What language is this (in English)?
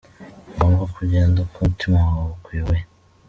Kinyarwanda